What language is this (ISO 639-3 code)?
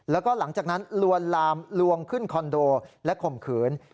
tha